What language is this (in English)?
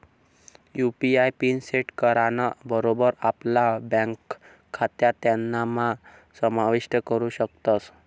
Marathi